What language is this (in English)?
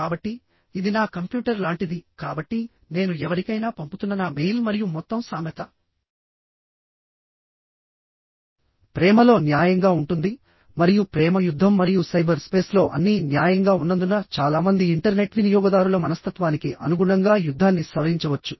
Telugu